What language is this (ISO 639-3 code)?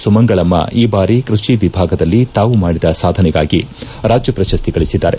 kan